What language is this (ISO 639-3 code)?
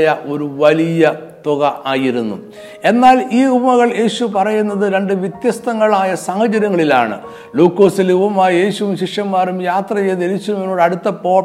mal